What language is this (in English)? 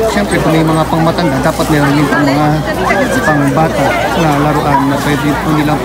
Filipino